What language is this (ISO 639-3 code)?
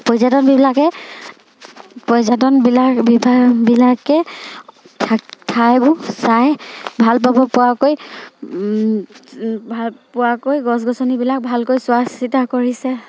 asm